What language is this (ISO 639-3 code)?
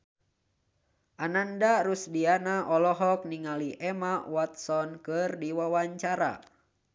sun